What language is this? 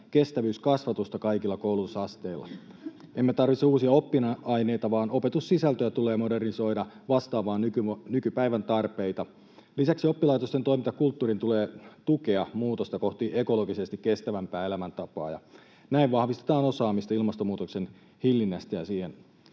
Finnish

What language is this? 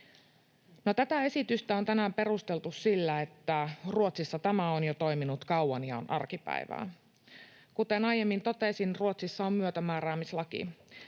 Finnish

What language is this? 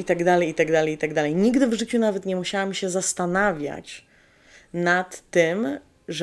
Polish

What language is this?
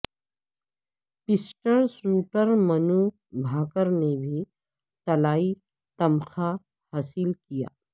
Urdu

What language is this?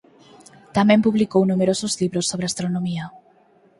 Galician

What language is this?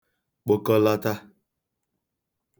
Igbo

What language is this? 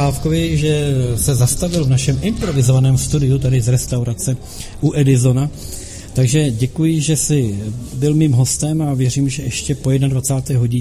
Czech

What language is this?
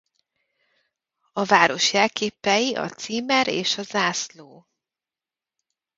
Hungarian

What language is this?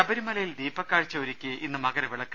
Malayalam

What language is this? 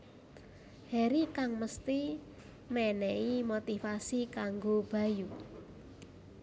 Javanese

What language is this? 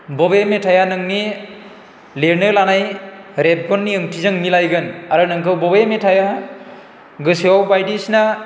Bodo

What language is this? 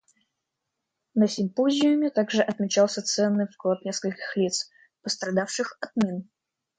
Russian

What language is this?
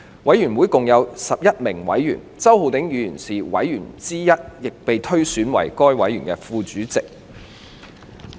Cantonese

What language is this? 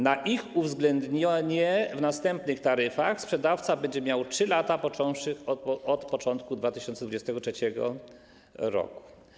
Polish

